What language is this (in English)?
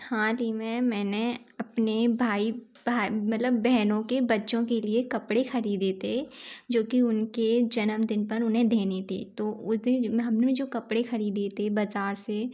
Hindi